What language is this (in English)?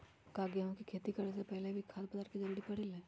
Magahi